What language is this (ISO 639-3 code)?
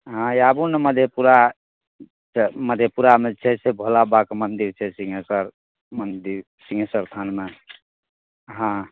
mai